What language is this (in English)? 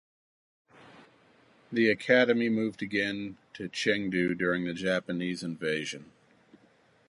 English